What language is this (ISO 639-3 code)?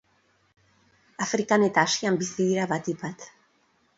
eus